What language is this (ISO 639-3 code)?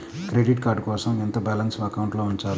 tel